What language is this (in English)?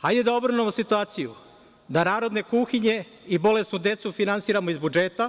Serbian